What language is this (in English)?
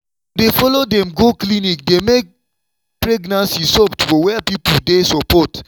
Nigerian Pidgin